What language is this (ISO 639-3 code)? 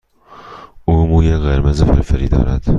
fas